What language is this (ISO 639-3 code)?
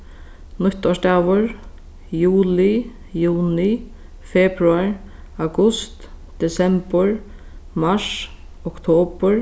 fao